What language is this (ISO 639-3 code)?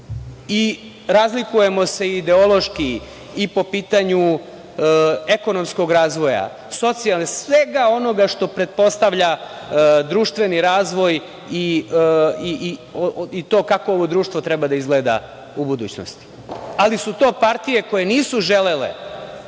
srp